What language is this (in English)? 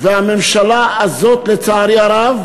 Hebrew